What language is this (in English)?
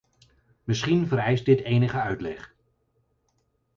Dutch